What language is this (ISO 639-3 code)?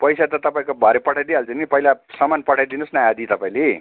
nep